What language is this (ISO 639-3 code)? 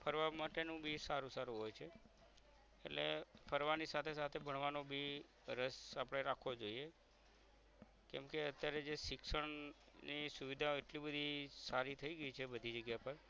guj